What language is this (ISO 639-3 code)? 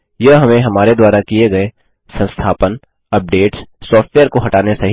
hin